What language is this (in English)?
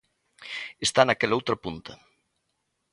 Galician